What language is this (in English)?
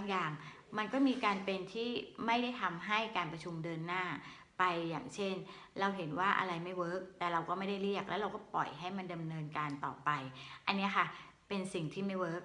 Thai